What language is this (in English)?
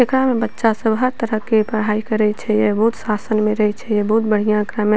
Maithili